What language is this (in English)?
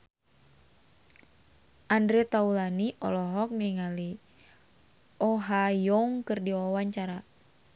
Sundanese